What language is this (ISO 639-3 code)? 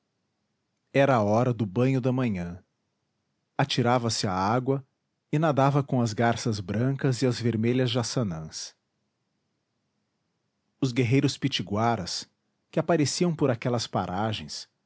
por